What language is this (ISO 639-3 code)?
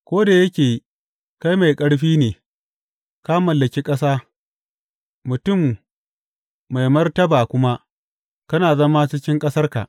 hau